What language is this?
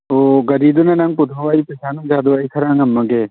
Manipuri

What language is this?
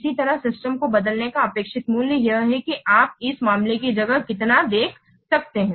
Hindi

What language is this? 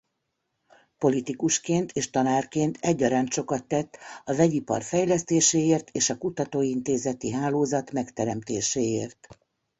Hungarian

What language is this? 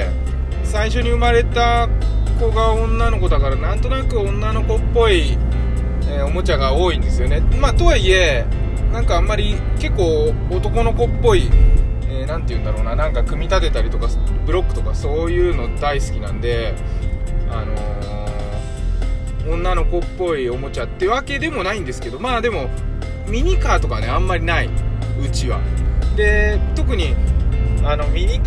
Japanese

